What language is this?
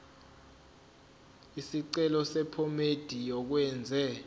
Zulu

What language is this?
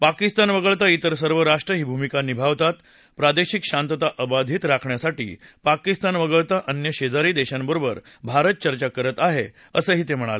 Marathi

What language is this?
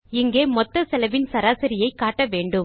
Tamil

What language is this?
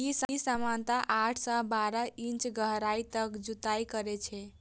Maithili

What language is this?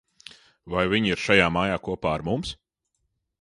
Latvian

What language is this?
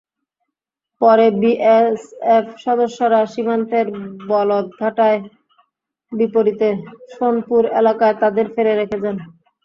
Bangla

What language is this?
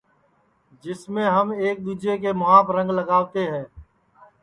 Sansi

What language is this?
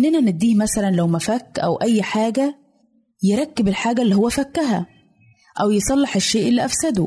Arabic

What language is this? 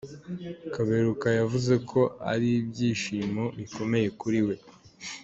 Kinyarwanda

